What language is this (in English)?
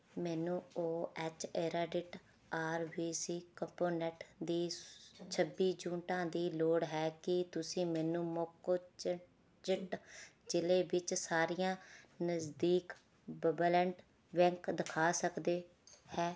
Punjabi